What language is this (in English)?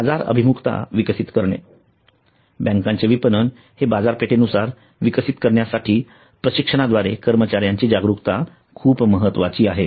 Marathi